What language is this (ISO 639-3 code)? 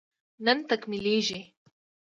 pus